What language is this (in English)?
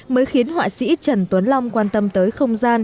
Vietnamese